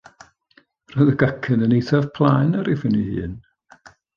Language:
Welsh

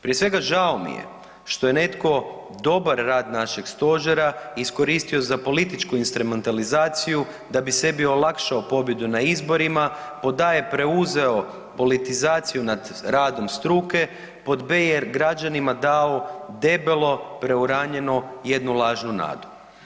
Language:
Croatian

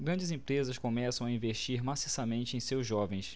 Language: Portuguese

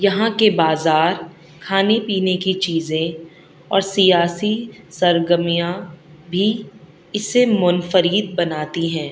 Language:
Urdu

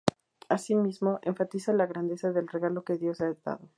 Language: Spanish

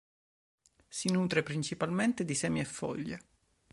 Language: Italian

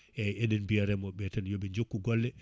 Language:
Fula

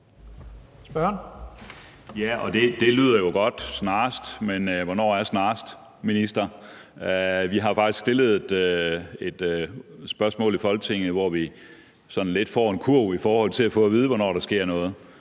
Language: Danish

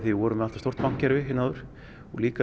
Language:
Icelandic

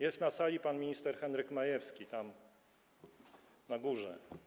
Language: Polish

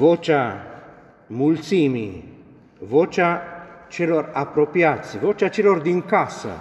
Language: Romanian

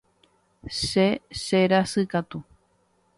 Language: Guarani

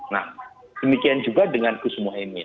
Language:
Indonesian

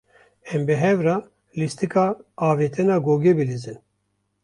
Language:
Kurdish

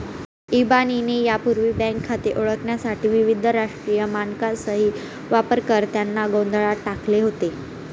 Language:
Marathi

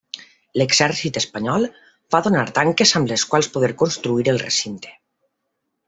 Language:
Catalan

